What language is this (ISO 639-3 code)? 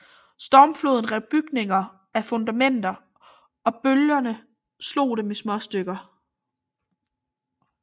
dan